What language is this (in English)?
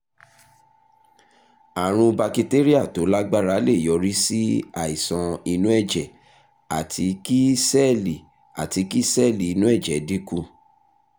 Yoruba